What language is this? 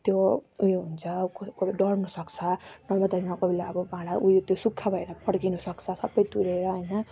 Nepali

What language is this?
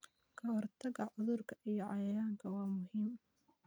Somali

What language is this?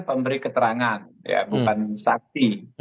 Indonesian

